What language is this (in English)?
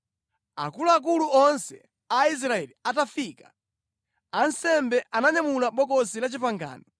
Nyanja